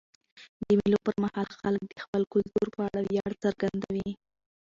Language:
Pashto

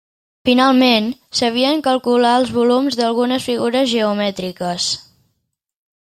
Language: Catalan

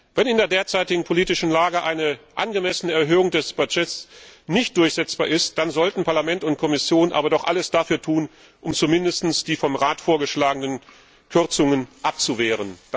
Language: German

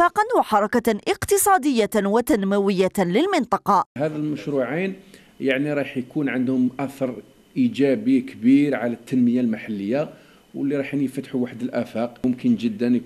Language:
Arabic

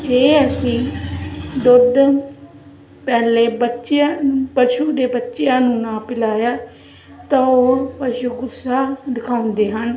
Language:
Punjabi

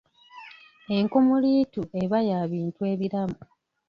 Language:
Ganda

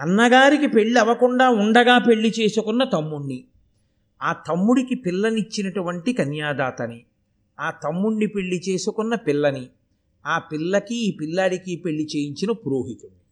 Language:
Telugu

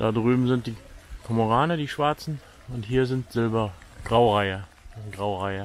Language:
German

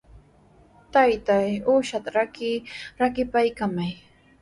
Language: Sihuas Ancash Quechua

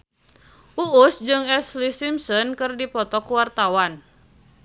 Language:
Sundanese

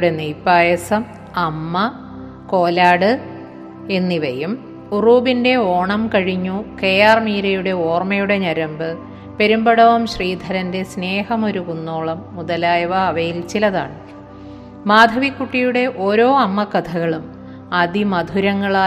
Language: Malayalam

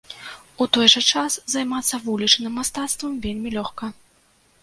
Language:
Belarusian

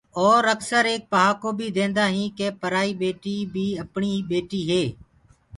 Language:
Gurgula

